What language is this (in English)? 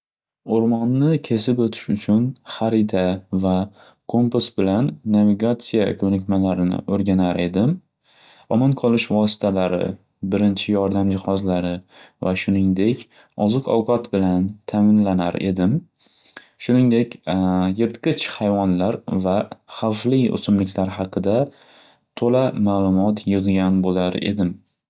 Uzbek